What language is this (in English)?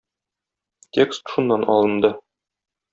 Tatar